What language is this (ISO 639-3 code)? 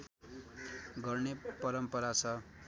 nep